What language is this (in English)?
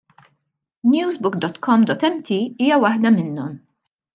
Maltese